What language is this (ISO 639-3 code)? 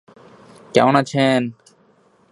ben